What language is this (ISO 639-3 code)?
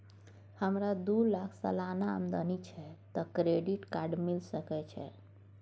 mai